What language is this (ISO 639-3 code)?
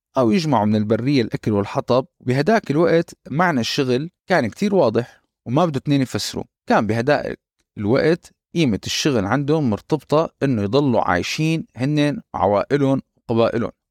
ara